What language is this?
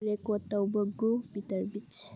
Manipuri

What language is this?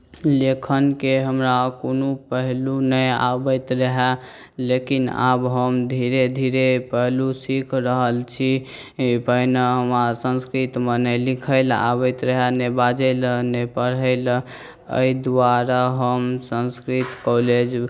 Maithili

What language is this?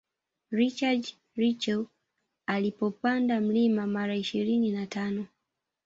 Swahili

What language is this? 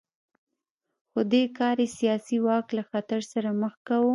Pashto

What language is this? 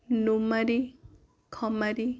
Odia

